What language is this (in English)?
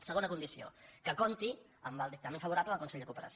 Catalan